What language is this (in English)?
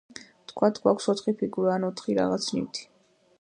Georgian